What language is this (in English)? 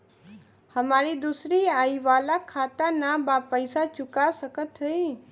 Bhojpuri